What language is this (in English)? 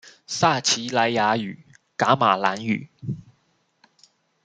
Chinese